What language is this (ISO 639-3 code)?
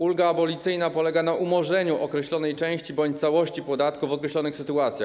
pol